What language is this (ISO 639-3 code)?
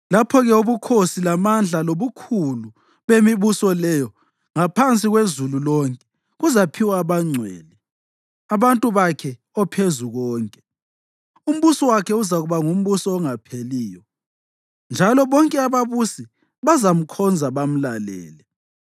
nde